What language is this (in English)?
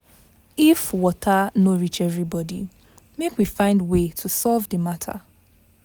Nigerian Pidgin